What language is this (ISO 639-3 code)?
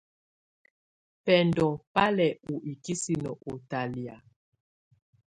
tvu